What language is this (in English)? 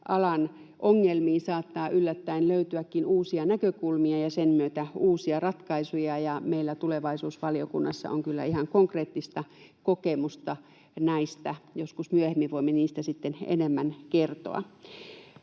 Finnish